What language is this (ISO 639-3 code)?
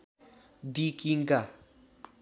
nep